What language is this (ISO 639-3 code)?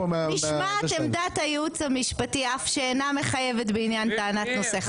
heb